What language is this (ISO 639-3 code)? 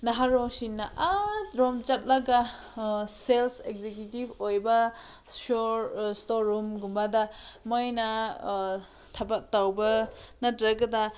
mni